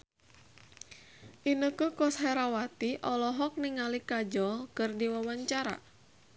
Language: Sundanese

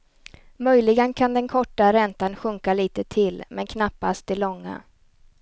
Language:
Swedish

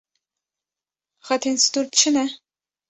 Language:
Kurdish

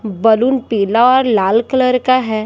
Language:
Hindi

